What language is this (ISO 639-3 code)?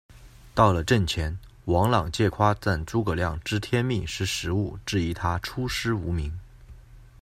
zho